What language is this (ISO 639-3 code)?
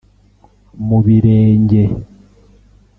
kin